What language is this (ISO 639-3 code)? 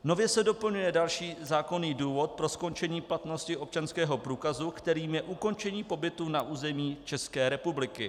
ces